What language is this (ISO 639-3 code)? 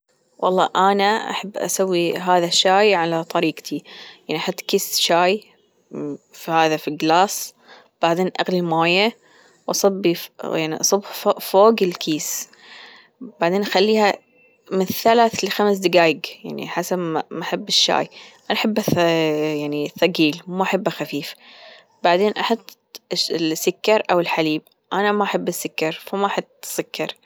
afb